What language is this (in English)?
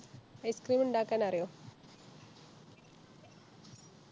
Malayalam